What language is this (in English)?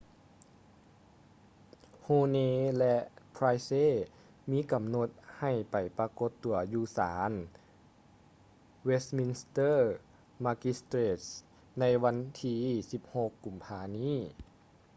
Lao